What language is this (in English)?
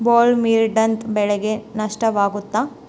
Kannada